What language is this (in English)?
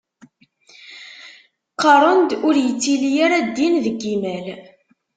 Kabyle